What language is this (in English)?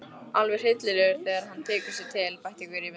Icelandic